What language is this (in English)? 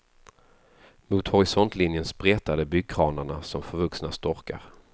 Swedish